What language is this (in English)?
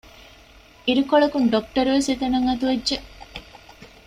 Divehi